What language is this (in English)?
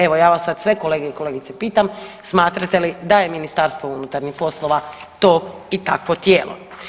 Croatian